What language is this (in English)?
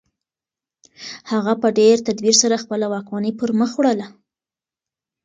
Pashto